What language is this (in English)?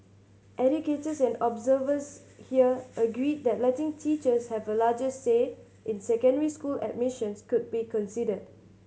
English